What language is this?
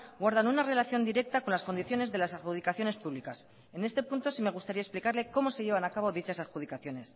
Spanish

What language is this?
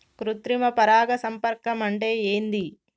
Telugu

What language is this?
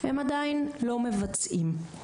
Hebrew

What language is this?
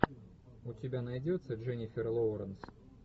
Russian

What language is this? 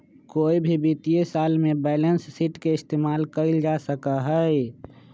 Magahi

